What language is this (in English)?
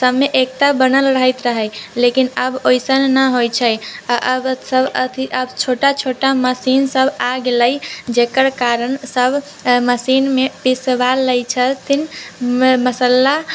Maithili